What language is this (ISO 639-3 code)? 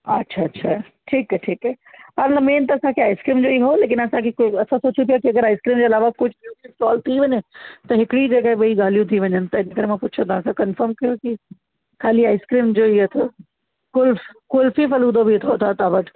snd